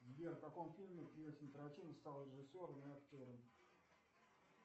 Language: Russian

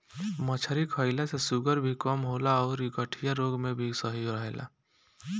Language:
Bhojpuri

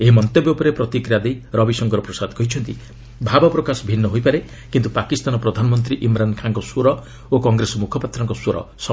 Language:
Odia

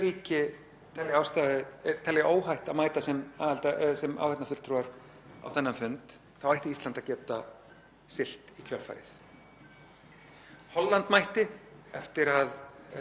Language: Icelandic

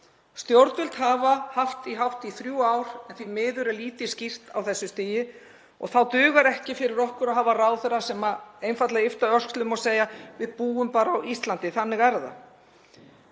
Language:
Icelandic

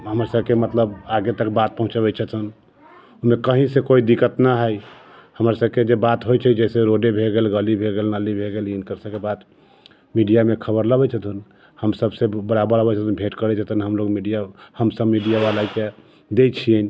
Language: Maithili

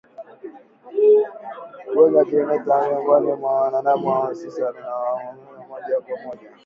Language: Swahili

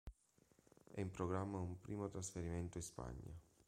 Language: Italian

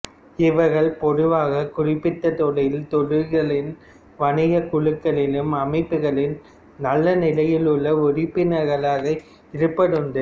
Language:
Tamil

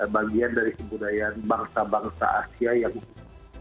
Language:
Indonesian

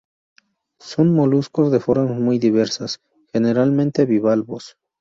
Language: Spanish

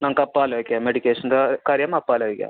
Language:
Malayalam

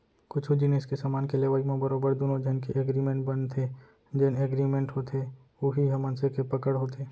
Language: Chhattisgarhi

